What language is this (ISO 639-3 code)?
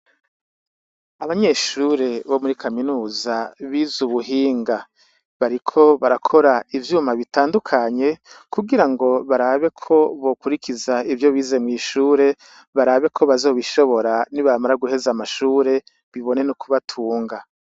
run